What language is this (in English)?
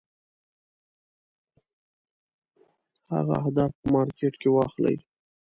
Pashto